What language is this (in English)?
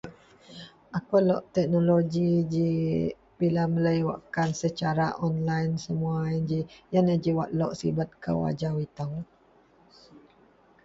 Central Melanau